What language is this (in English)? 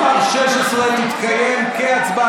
Hebrew